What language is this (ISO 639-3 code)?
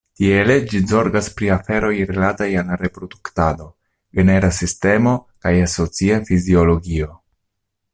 epo